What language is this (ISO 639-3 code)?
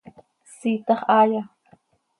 sei